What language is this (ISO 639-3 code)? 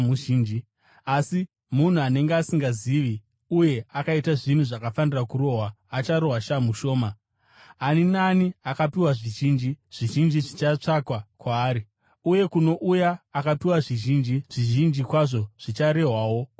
sna